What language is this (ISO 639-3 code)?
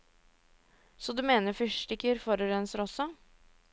nor